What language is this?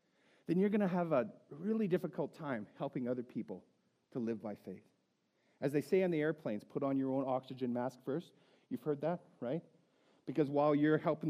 English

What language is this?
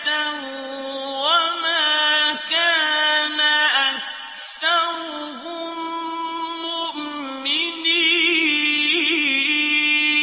Arabic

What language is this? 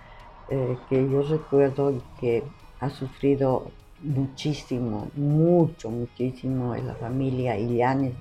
Spanish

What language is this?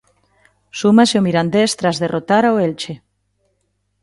Galician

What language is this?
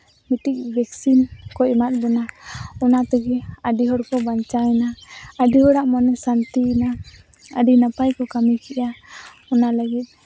Santali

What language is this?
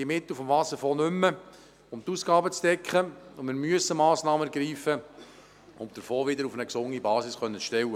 Swiss German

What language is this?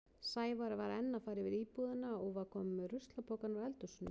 Icelandic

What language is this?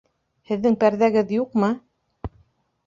Bashkir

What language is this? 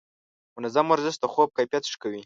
Pashto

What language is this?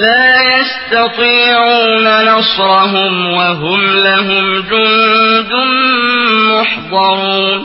Arabic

